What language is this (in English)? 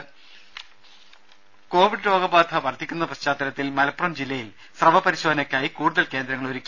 Malayalam